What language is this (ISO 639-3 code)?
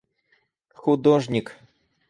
rus